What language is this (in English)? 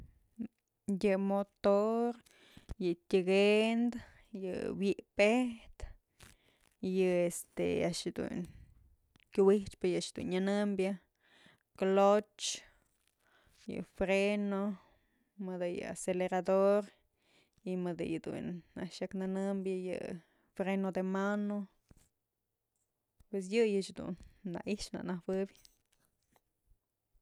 Mazatlán Mixe